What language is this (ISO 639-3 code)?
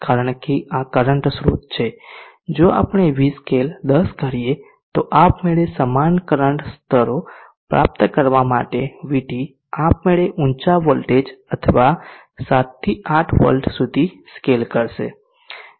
guj